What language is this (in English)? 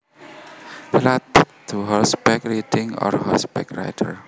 Javanese